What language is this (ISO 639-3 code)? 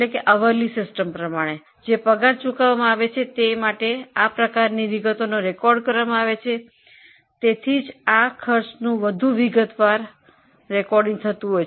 guj